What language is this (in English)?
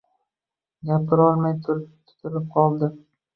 Uzbek